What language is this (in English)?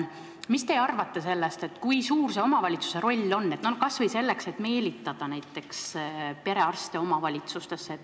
Estonian